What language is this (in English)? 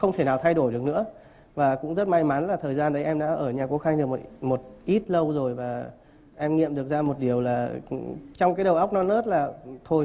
Vietnamese